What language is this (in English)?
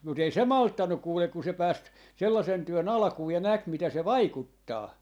Finnish